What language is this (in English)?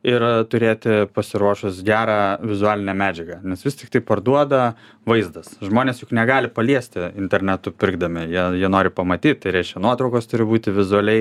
Lithuanian